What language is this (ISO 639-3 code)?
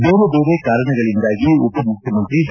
kan